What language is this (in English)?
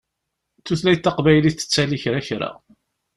Kabyle